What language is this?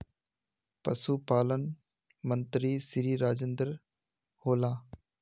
Magahi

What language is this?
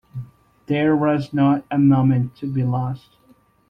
English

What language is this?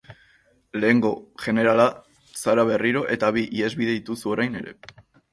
Basque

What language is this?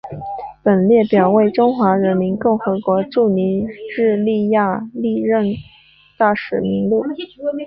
Chinese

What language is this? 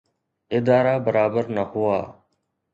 Sindhi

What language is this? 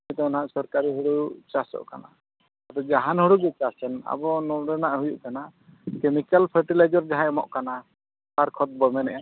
Santali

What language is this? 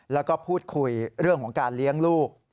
Thai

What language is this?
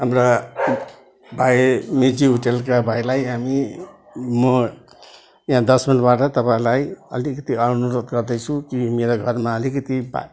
Nepali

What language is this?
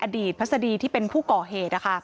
Thai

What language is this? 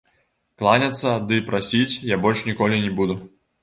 Belarusian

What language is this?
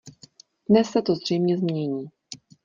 Czech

